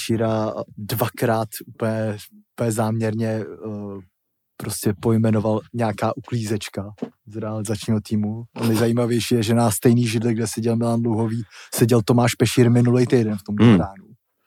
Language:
Czech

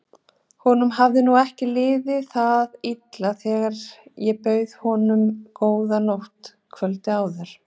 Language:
Icelandic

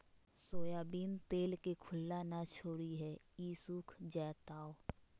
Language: Magahi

